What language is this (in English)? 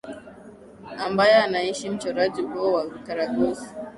Swahili